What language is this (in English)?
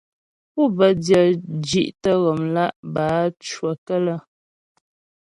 Ghomala